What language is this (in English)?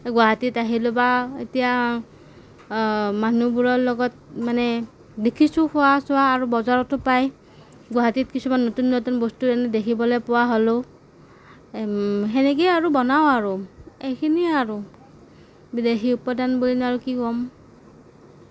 Assamese